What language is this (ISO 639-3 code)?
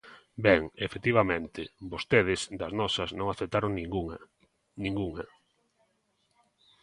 glg